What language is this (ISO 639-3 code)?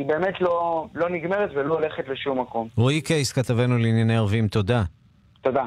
heb